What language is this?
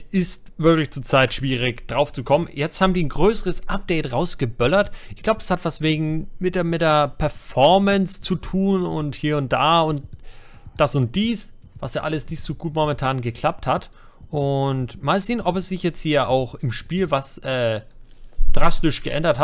German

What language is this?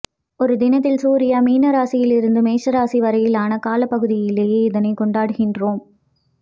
Tamil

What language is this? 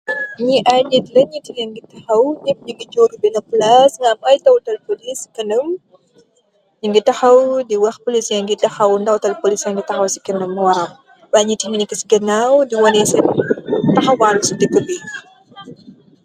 Wolof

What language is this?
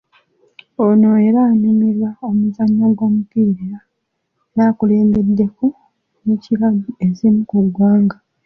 Ganda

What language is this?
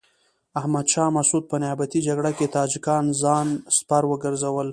Pashto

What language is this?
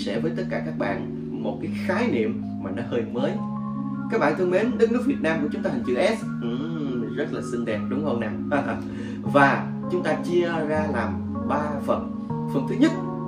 Vietnamese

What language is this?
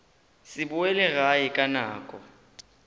Northern Sotho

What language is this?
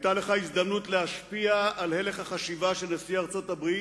Hebrew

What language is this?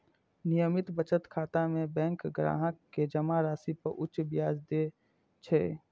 Maithili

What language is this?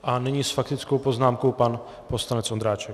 Czech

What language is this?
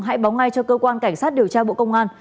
Vietnamese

